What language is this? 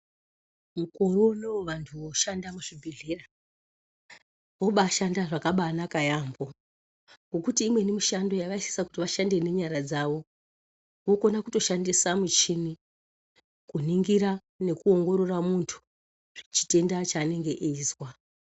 Ndau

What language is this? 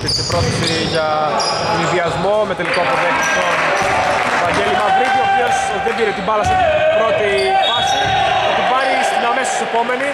Greek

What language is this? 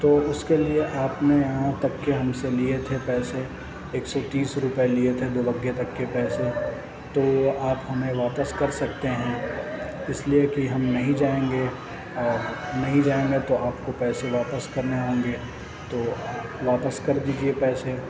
Urdu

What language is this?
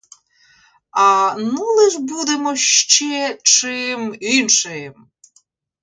Ukrainian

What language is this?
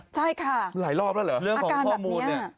Thai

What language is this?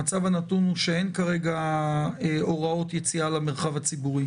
Hebrew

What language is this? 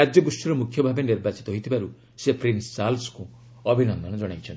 Odia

